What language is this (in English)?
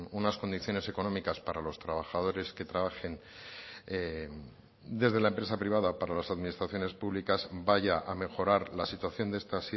Spanish